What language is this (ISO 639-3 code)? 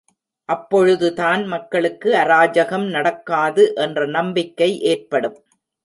tam